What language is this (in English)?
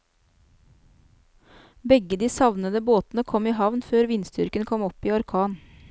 Norwegian